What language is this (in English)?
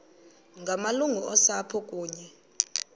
Xhosa